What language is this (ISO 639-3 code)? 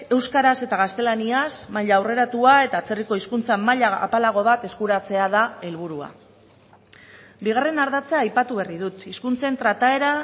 eus